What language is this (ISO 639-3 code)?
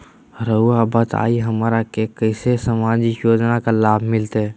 mag